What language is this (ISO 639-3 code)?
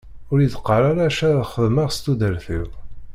kab